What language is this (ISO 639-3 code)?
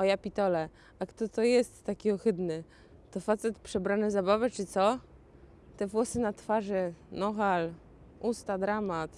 pol